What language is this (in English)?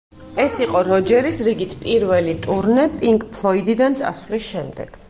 Georgian